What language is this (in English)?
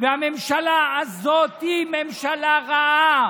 Hebrew